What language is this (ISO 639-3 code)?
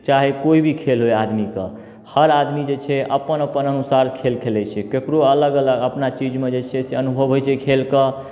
mai